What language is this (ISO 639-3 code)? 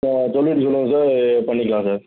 tam